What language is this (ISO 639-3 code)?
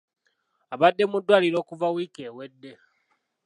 lug